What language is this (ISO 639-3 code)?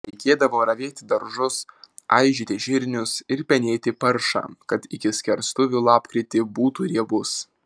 lit